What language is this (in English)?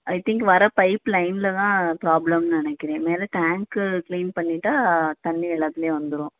Tamil